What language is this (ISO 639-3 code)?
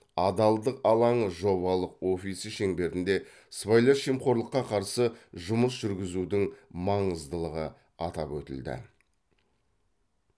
kaz